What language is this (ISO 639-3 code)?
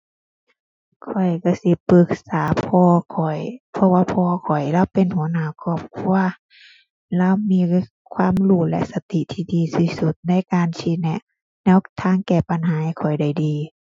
tha